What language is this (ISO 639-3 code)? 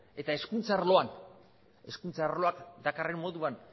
eus